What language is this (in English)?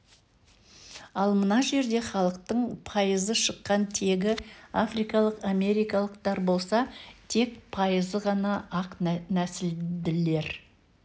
Kazakh